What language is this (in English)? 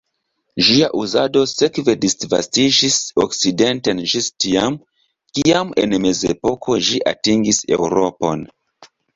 Esperanto